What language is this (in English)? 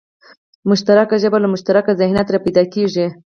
Pashto